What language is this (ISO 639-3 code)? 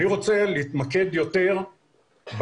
heb